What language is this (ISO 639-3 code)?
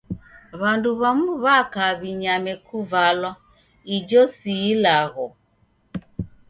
dav